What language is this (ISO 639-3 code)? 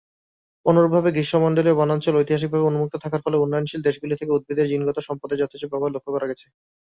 ben